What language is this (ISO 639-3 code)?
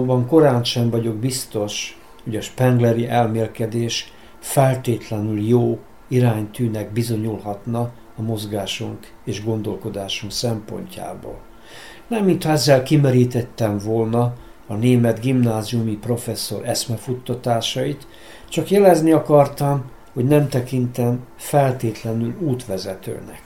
hun